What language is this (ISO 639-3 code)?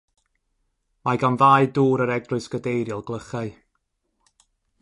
cym